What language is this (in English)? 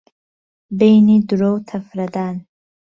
Central Kurdish